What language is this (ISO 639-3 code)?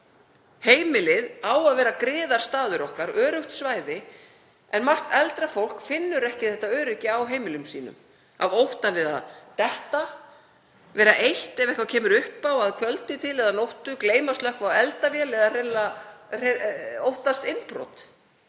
isl